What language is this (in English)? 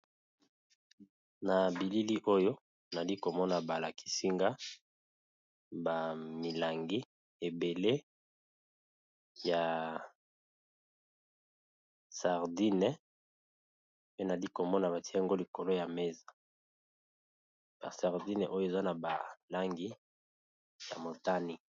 Lingala